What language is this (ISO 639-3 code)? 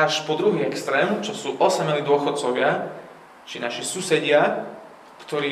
slk